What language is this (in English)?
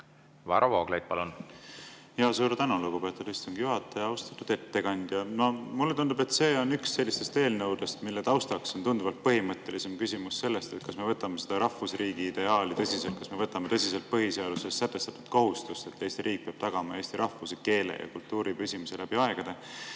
Estonian